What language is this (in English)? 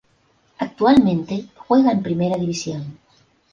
Spanish